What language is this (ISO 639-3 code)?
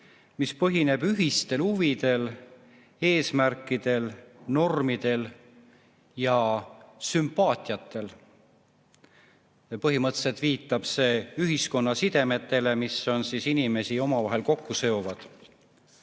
est